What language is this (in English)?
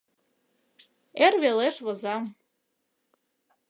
Mari